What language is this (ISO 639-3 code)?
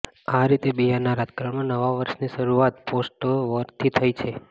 guj